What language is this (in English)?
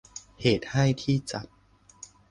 Thai